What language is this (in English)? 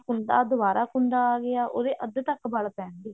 Punjabi